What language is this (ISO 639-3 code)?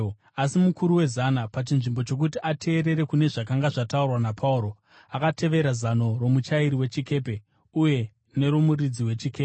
sna